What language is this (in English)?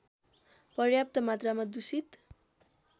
Nepali